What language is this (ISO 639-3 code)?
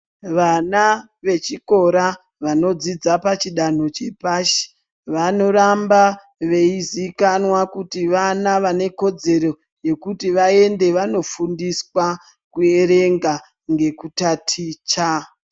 ndc